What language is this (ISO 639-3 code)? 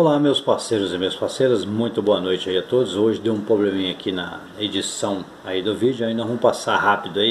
por